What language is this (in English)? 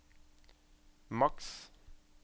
Norwegian